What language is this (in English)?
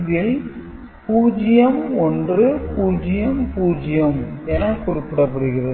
Tamil